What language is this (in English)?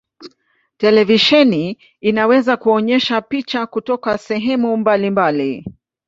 Swahili